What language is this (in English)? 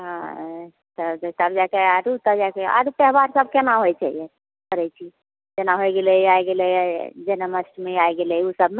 Maithili